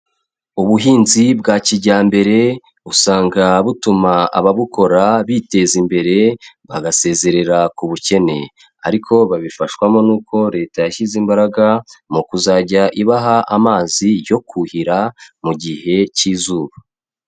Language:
Kinyarwanda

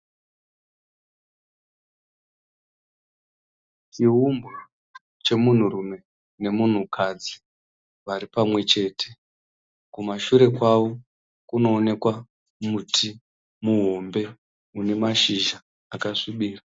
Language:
Shona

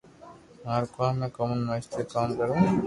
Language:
Loarki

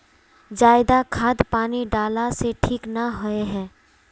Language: Magahi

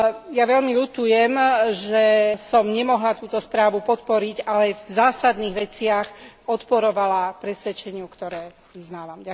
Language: Slovak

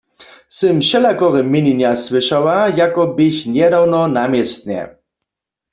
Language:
Upper Sorbian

